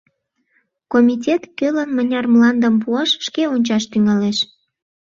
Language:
Mari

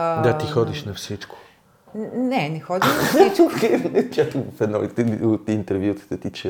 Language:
Bulgarian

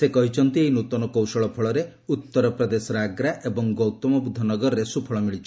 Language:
Odia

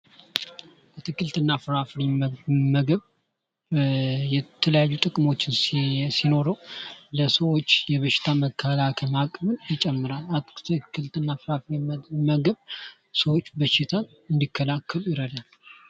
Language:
Amharic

